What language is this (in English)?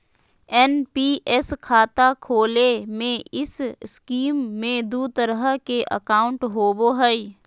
Magahi